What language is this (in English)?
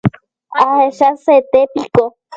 Guarani